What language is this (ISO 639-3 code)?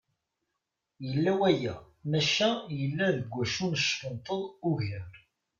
kab